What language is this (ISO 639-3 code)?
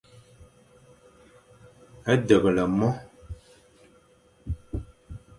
fan